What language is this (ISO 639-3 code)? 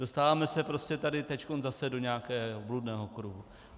ces